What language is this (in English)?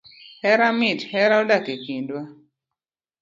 Luo (Kenya and Tanzania)